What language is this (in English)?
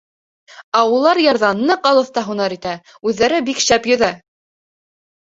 Bashkir